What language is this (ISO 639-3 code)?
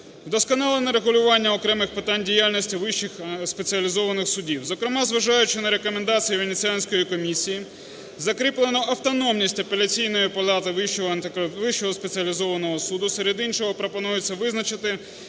ukr